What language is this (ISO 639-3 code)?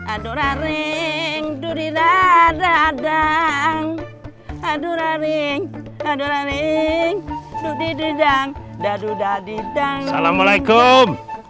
ind